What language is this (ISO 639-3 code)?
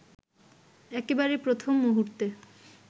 ben